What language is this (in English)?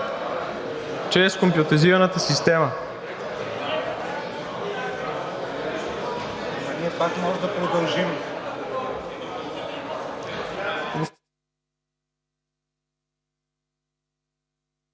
Bulgarian